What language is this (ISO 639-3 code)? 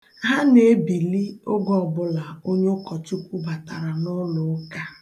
ibo